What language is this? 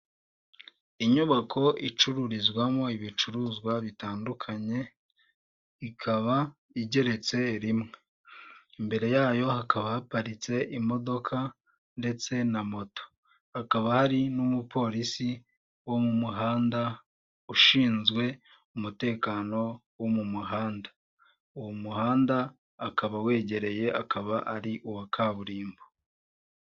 Kinyarwanda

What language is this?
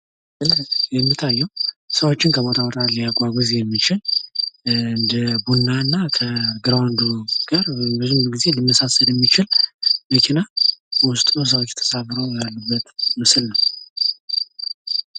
Amharic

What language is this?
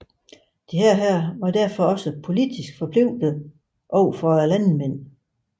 Danish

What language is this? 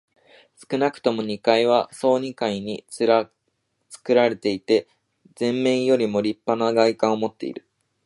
Japanese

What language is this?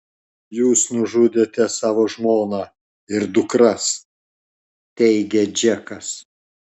Lithuanian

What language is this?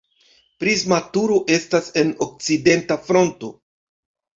Esperanto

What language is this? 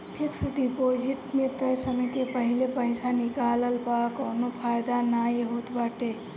Bhojpuri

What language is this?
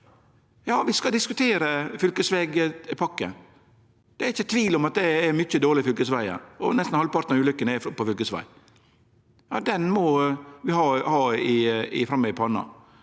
Norwegian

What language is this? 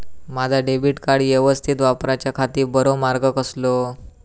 Marathi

